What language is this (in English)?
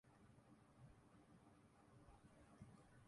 Urdu